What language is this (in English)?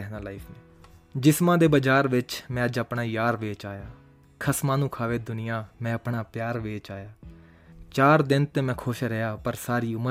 Hindi